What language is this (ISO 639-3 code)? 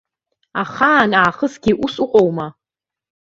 abk